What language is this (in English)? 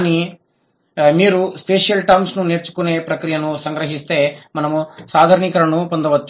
Telugu